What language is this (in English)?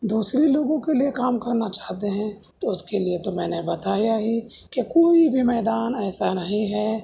Urdu